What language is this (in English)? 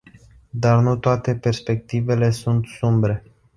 Romanian